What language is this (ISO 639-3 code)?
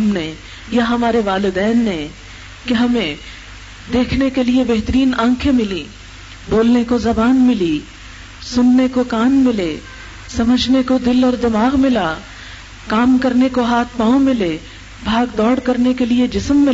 urd